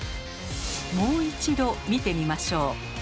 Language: Japanese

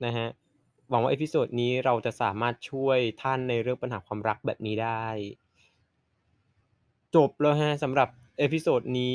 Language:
Thai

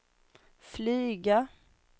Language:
Swedish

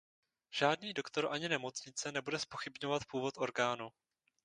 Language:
Czech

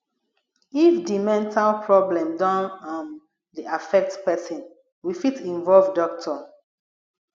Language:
Nigerian Pidgin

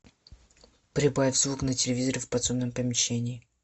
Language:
Russian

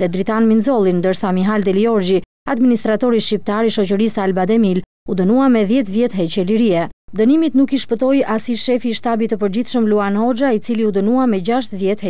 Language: Romanian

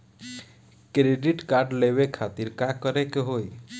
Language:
Bhojpuri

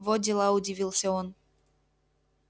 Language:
Russian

